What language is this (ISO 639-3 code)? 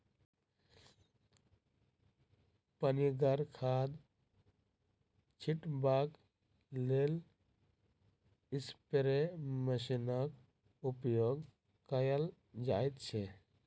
mai